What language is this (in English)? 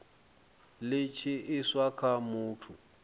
Venda